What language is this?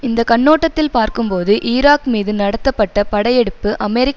Tamil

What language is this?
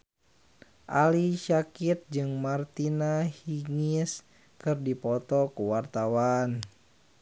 Sundanese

